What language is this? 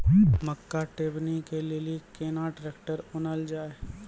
Maithili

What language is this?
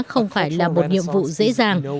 Vietnamese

